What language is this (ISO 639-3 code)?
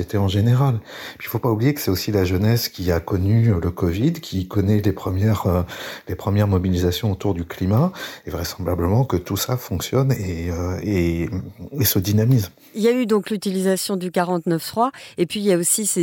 fra